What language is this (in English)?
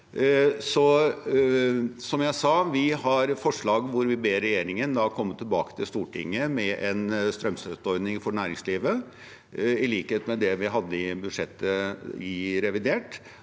Norwegian